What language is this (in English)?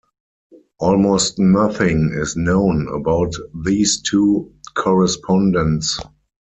English